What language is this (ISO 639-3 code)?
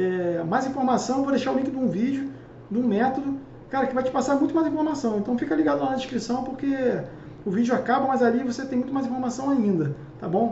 por